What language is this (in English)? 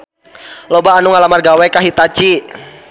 Sundanese